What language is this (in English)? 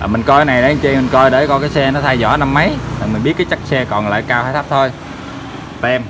Vietnamese